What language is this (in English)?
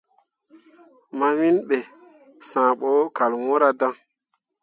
Mundang